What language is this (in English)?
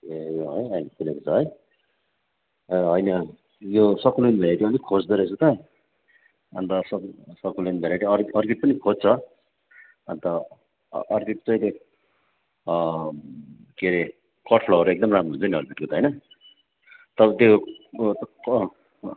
Nepali